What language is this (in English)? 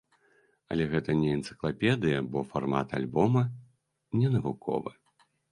Belarusian